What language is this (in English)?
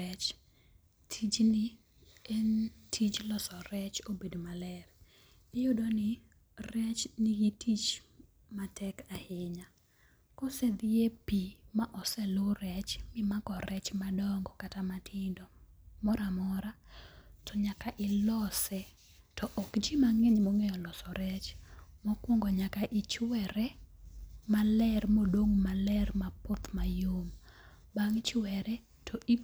Luo (Kenya and Tanzania)